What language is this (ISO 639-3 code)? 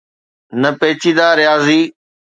snd